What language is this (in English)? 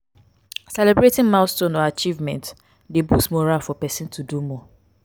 Nigerian Pidgin